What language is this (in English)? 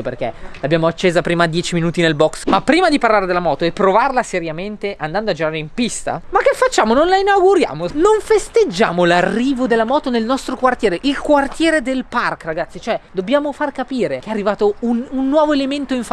Italian